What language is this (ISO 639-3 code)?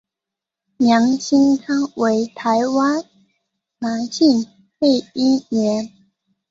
zho